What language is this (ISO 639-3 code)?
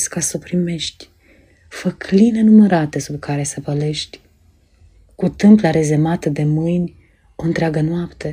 ron